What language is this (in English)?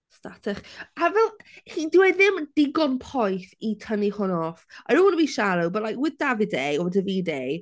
Welsh